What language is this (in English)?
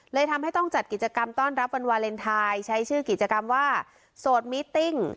Thai